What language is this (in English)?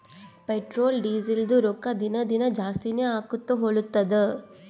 Kannada